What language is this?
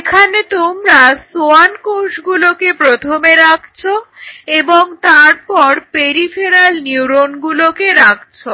Bangla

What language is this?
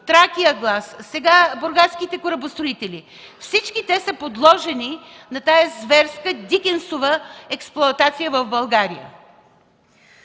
Bulgarian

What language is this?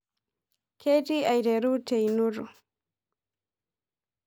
Masai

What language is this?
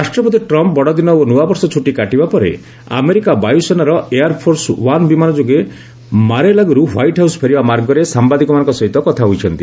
Odia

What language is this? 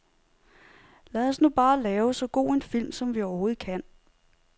Danish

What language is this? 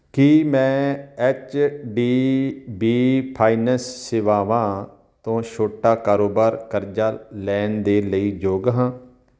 Punjabi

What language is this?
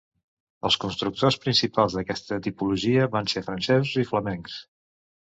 Catalan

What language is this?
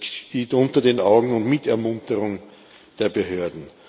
German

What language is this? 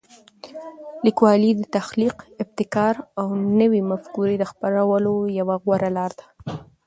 Pashto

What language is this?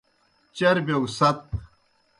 Kohistani Shina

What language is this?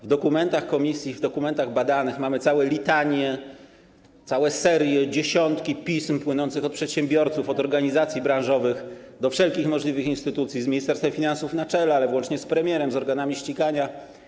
Polish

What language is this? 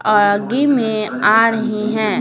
Hindi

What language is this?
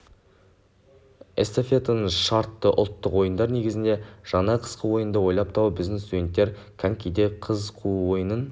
Kazakh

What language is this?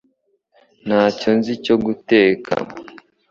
Kinyarwanda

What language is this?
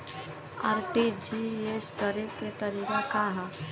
Bhojpuri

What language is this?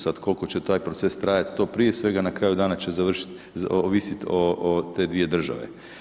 Croatian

